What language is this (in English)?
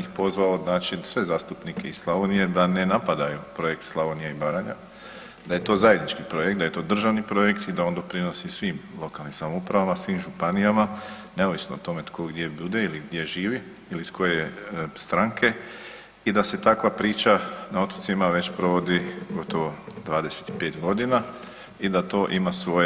Croatian